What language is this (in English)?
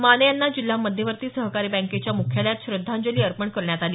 Marathi